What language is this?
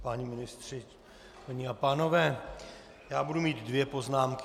Czech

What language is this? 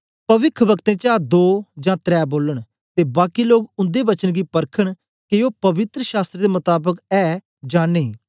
Dogri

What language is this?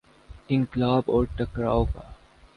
Urdu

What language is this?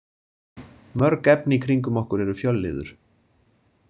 Icelandic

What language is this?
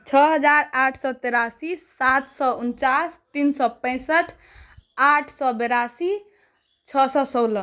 Maithili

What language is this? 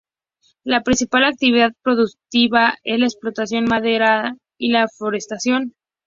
Spanish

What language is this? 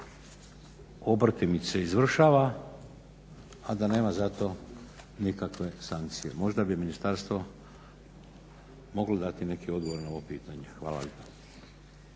Croatian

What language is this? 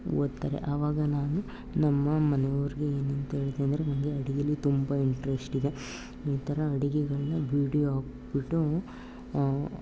Kannada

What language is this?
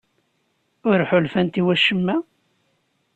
Kabyle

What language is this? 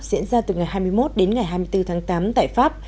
Vietnamese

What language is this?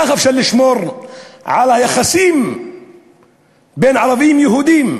Hebrew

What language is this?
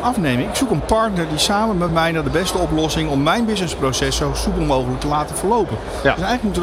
Dutch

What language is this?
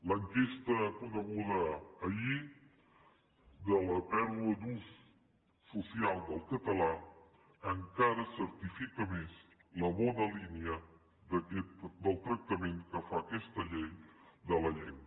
Catalan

